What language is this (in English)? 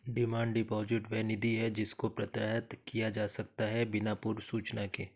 Hindi